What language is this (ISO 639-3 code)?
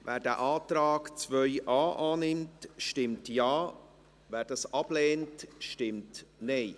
gsw